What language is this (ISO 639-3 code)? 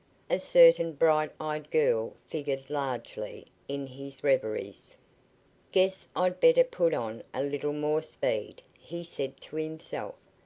eng